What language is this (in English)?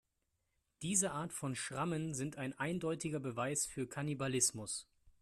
German